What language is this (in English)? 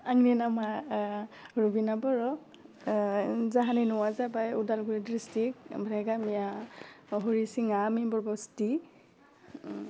Bodo